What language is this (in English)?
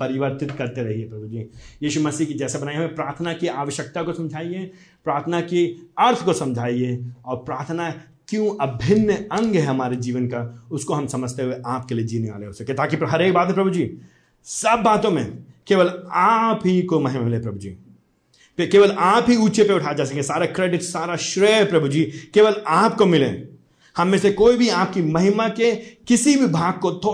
Hindi